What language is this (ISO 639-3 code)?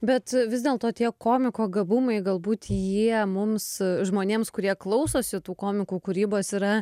lit